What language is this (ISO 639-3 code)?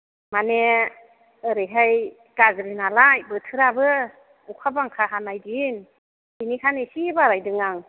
brx